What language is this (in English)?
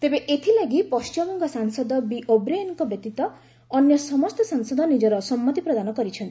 Odia